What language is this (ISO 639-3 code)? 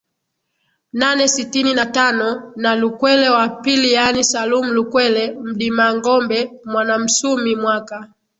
swa